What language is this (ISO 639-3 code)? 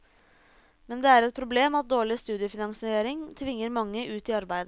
nor